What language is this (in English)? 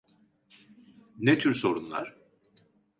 Turkish